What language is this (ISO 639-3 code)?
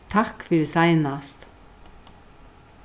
fao